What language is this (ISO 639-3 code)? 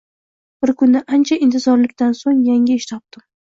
uzb